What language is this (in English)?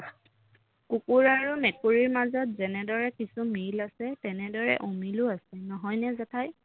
Assamese